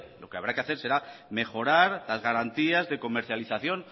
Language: Spanish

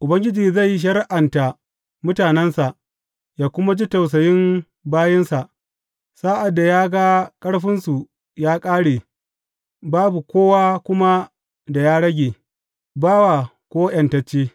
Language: Hausa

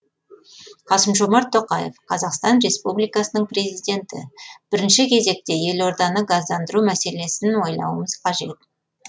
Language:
Kazakh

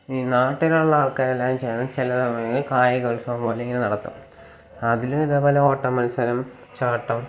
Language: Malayalam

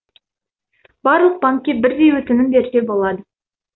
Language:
Kazakh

